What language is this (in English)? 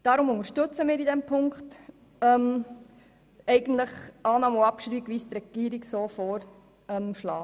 Swiss German